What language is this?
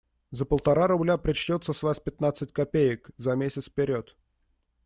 Russian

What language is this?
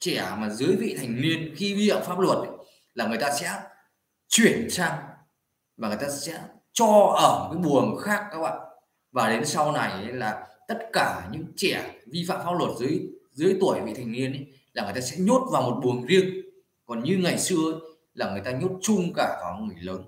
Vietnamese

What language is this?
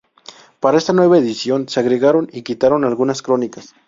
Spanish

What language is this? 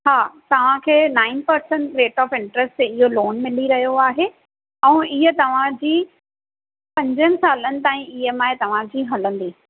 Sindhi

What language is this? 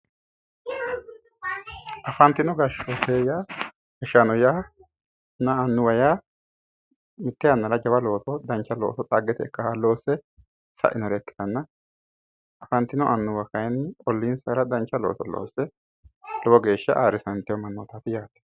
Sidamo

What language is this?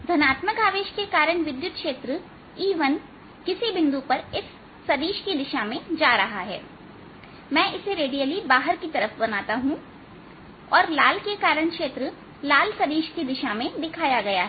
Hindi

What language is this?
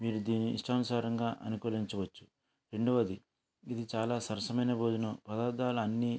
Telugu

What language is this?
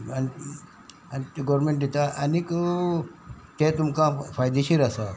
Konkani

